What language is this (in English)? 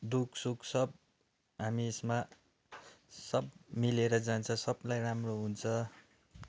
Nepali